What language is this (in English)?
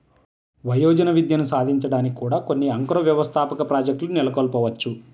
Telugu